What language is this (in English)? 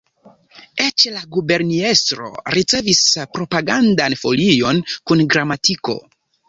Esperanto